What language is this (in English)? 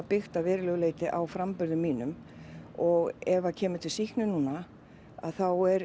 Icelandic